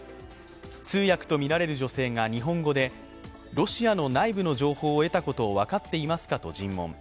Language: Japanese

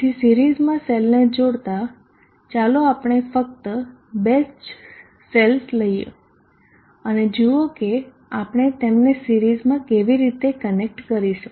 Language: Gujarati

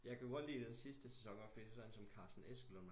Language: Danish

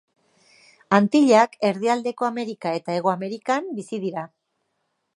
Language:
Basque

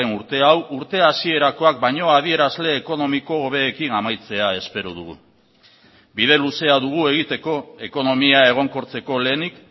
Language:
Basque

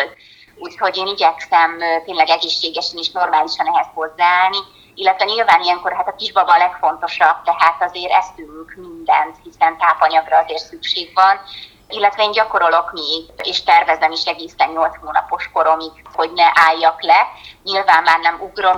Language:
Hungarian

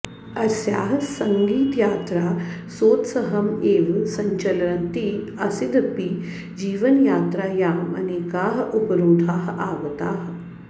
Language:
Sanskrit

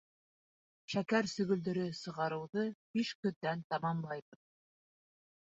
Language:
Bashkir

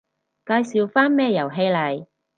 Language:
Cantonese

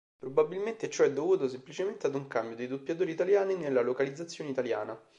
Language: Italian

